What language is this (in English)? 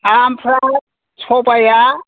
Bodo